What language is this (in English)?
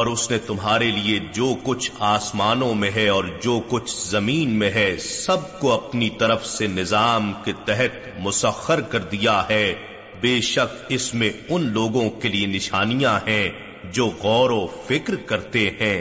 Urdu